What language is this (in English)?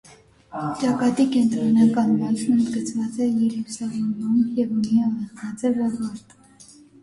Armenian